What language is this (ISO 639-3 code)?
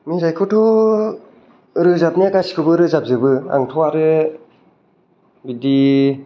brx